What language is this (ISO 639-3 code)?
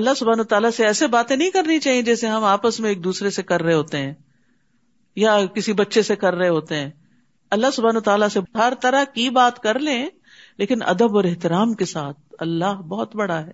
urd